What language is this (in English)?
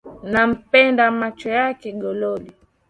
Swahili